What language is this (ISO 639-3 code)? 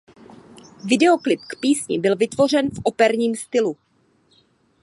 ces